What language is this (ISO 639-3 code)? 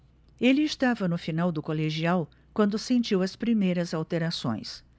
por